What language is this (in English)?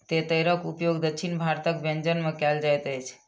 Maithili